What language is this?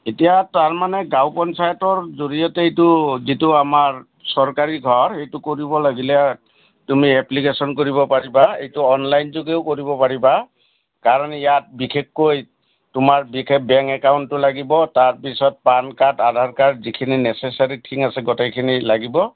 Assamese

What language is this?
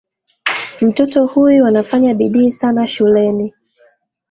Swahili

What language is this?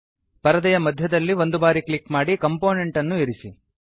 Kannada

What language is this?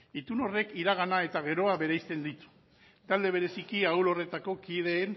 Basque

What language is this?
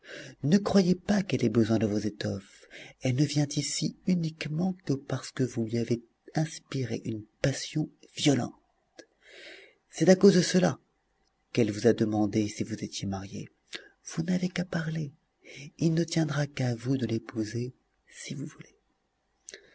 French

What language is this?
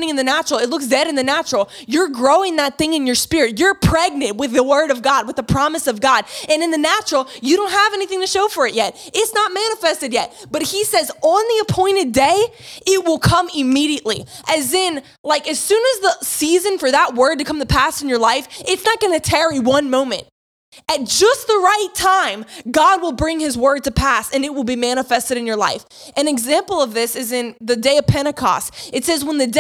English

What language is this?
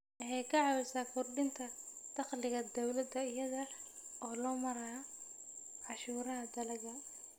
Somali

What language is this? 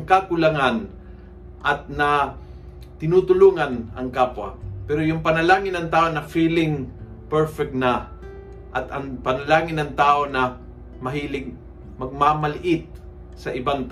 Filipino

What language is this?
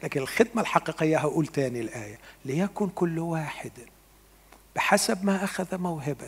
Arabic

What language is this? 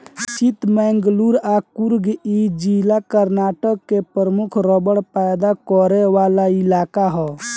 Bhojpuri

